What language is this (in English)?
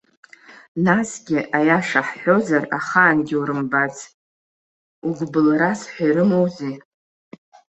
Abkhazian